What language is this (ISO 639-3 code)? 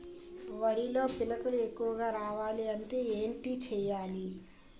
tel